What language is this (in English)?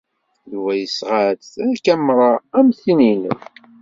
Kabyle